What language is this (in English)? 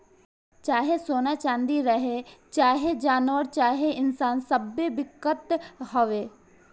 Bhojpuri